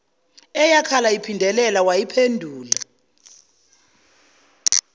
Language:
Zulu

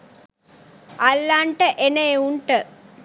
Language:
Sinhala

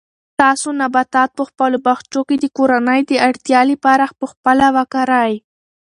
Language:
Pashto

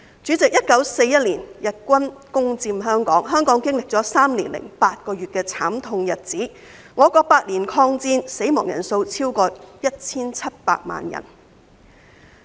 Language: Cantonese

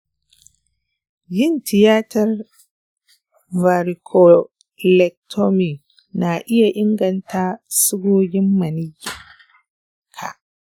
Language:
Hausa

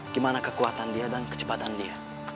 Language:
Indonesian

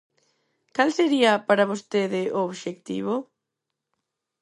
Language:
Galician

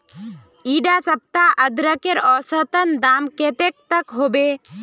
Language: Magahi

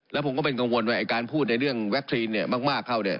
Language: Thai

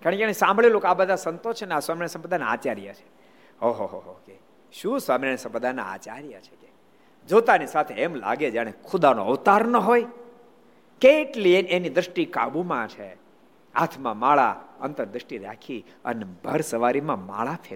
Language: Gujarati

